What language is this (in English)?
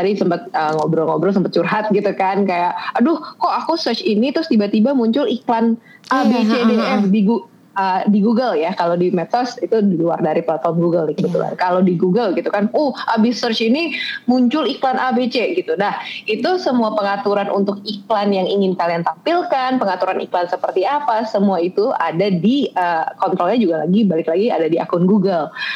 Indonesian